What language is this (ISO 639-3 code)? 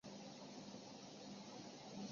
zho